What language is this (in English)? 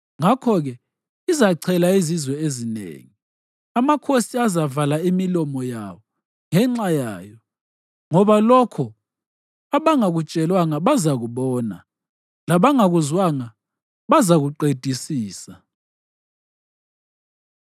North Ndebele